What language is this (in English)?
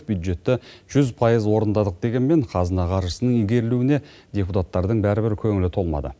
Kazakh